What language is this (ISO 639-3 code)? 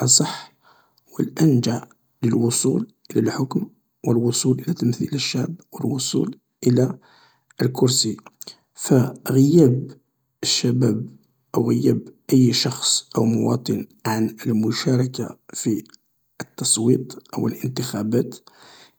arq